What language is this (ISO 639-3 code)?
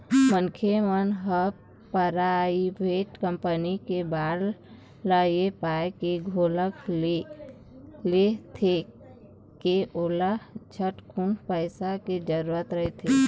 hne